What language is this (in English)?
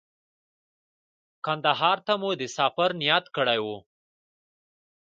Pashto